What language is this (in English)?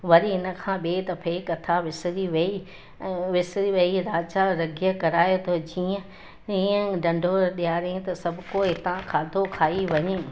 Sindhi